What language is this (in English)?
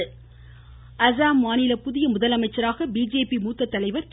Tamil